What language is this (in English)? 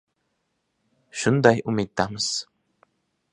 Uzbek